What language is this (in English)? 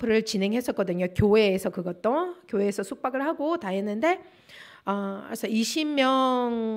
Korean